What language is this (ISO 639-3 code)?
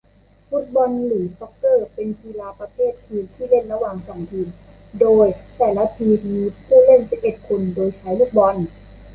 tha